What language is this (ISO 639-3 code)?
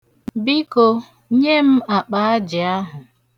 ibo